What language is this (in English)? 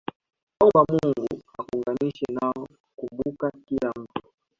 Swahili